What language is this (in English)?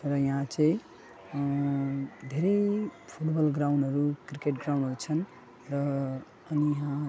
Nepali